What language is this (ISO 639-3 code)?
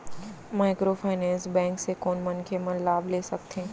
hne